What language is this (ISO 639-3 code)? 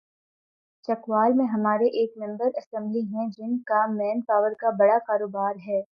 urd